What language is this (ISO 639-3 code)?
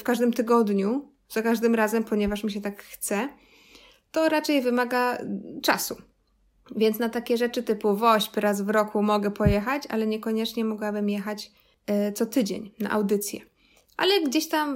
pol